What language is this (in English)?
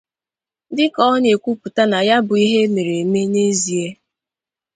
Igbo